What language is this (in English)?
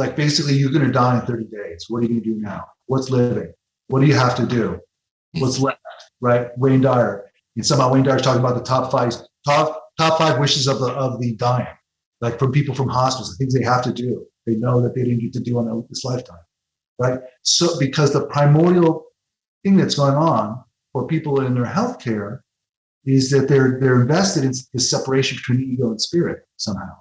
English